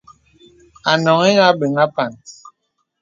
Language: Bebele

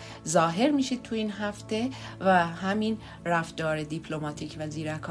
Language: Persian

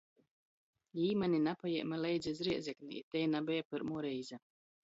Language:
Latgalian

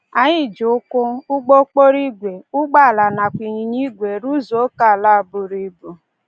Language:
Igbo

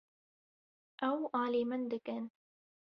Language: Kurdish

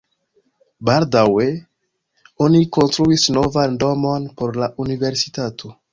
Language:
Esperanto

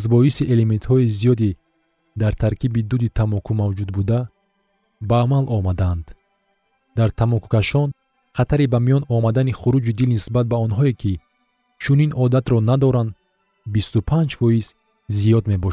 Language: Persian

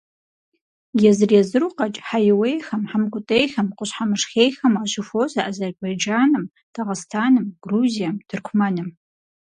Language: Kabardian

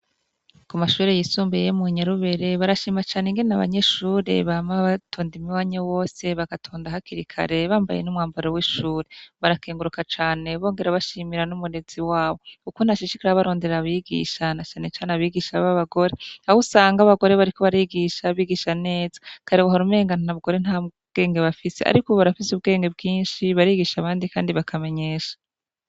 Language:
Rundi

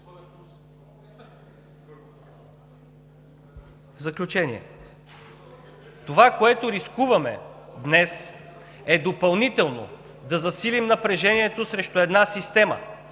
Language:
Bulgarian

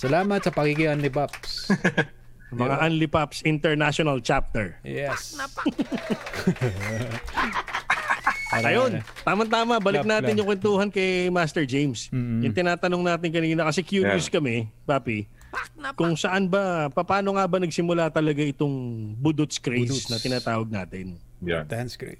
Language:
Filipino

